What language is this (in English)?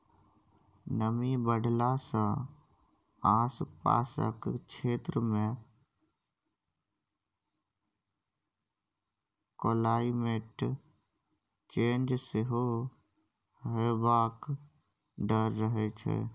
Maithili